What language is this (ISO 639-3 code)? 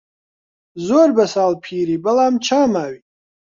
ckb